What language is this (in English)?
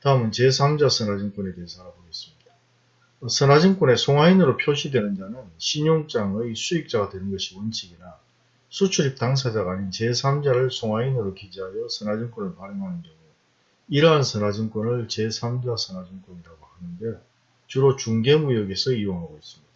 Korean